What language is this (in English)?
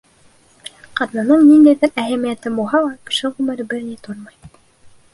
Bashkir